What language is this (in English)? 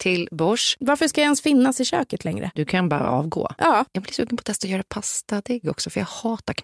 Swedish